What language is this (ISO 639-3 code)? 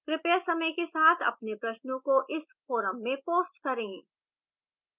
hin